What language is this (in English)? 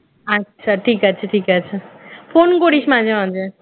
Bangla